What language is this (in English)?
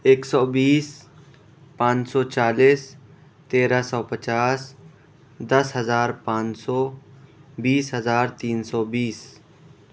Urdu